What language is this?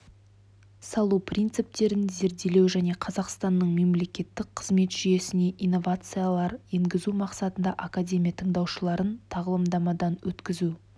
Kazakh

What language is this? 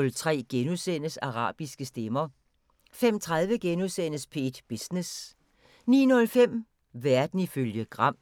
Danish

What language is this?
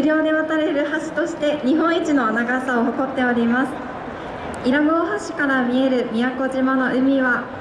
Japanese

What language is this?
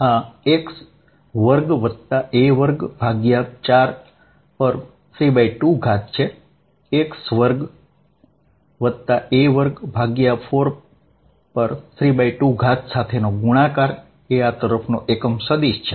Gujarati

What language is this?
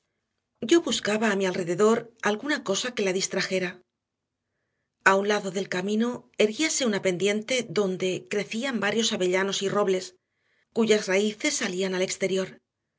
Spanish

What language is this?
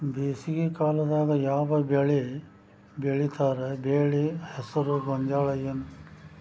Kannada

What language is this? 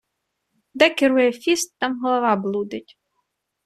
Ukrainian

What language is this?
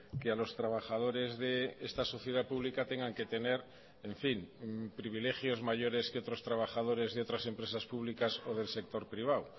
Spanish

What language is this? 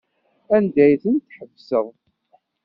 Kabyle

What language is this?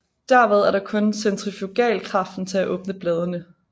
Danish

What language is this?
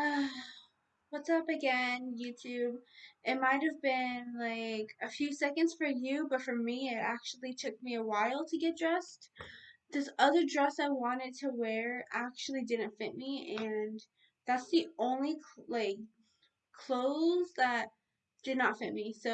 English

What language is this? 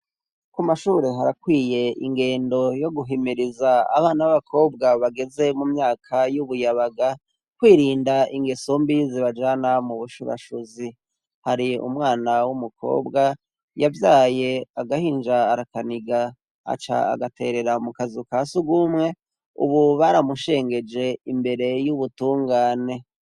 Rundi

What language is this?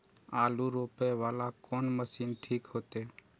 Maithili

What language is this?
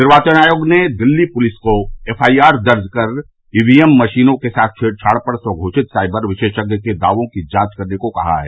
Hindi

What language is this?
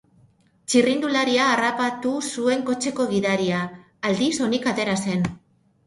Basque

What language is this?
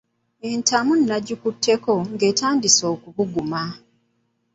Ganda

